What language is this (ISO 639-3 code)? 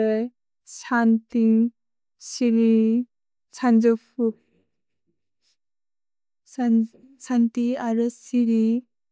brx